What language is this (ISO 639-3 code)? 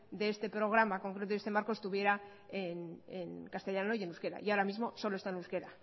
spa